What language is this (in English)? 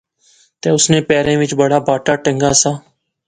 Pahari-Potwari